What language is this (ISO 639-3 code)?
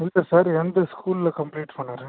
tam